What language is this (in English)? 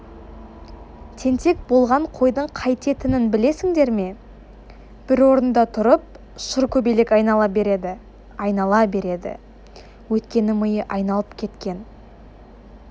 Kazakh